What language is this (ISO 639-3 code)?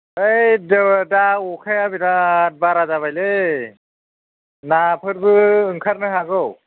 brx